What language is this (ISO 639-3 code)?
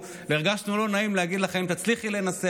heb